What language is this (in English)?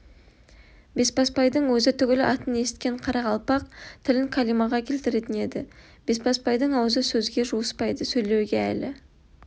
Kazakh